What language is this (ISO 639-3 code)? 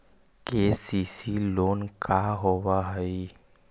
mag